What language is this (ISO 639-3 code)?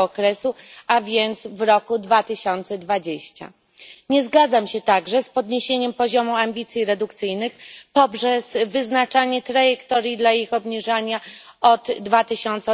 pol